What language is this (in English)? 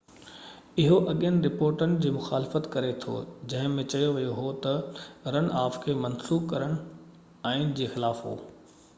Sindhi